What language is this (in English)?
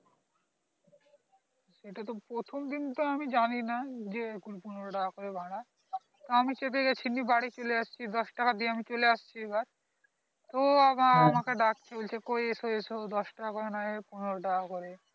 Bangla